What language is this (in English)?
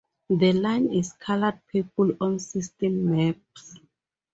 English